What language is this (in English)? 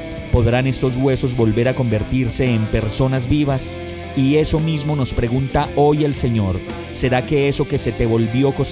Spanish